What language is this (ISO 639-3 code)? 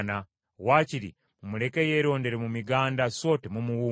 lug